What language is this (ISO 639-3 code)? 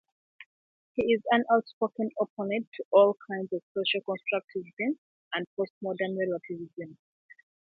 eng